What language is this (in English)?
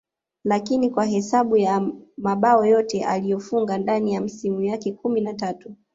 Swahili